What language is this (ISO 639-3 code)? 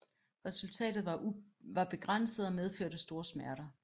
dan